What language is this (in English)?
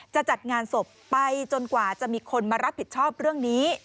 Thai